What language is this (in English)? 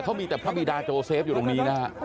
Thai